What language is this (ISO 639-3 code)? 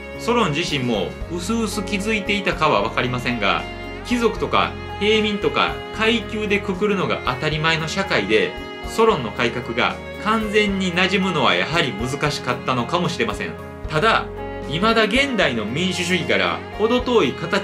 jpn